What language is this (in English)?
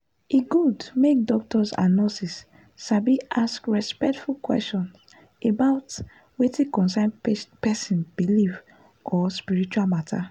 Nigerian Pidgin